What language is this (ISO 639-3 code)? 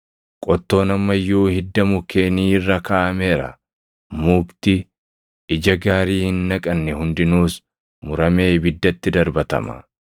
orm